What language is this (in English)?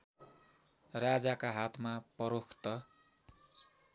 Nepali